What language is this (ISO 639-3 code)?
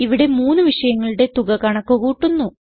mal